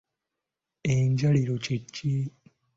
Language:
Ganda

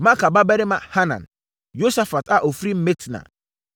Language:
Akan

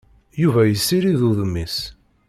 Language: Kabyle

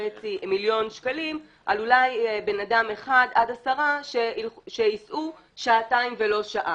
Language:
Hebrew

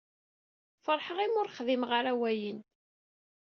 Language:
Kabyle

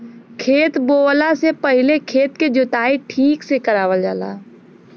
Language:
Bhojpuri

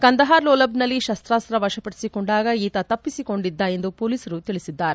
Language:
Kannada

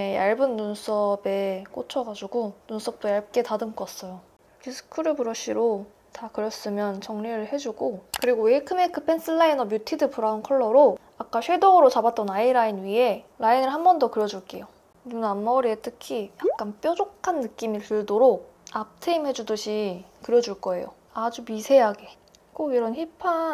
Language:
Korean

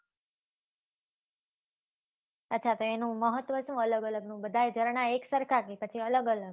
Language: Gujarati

